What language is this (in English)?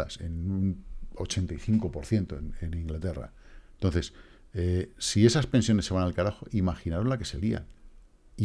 Spanish